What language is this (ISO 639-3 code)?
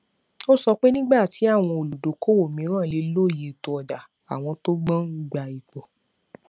yor